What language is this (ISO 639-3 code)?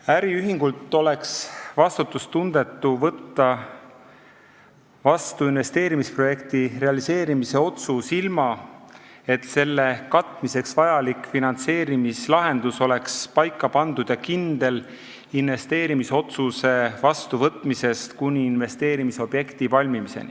est